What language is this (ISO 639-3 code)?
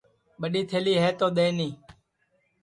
ssi